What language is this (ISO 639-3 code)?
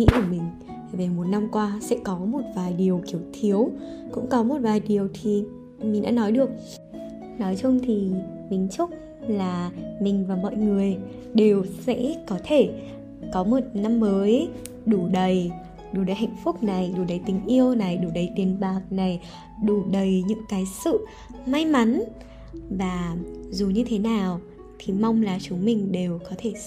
vie